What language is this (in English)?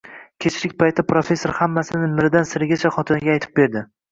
Uzbek